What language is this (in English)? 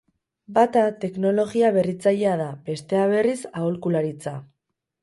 Basque